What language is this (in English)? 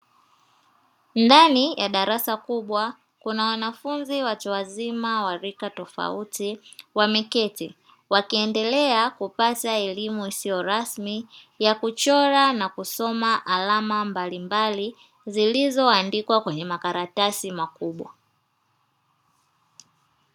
Swahili